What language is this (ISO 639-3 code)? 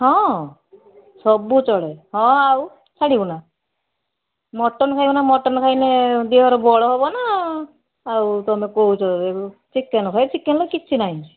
ori